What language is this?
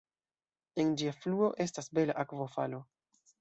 Esperanto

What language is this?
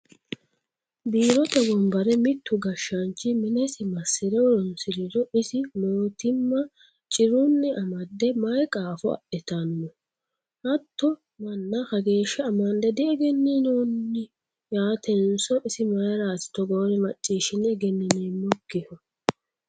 Sidamo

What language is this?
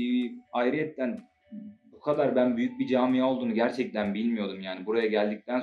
Turkish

